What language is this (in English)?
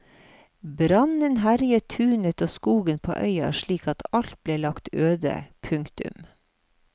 Norwegian